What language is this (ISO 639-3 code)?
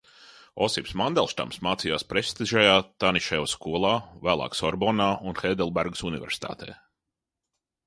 lav